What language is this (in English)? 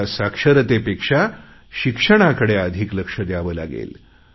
Marathi